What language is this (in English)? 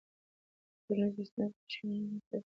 Pashto